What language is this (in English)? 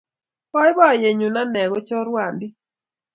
Kalenjin